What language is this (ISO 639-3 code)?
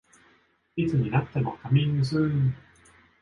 jpn